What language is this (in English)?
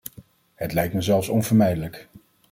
Dutch